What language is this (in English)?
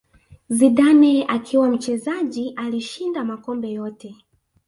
Swahili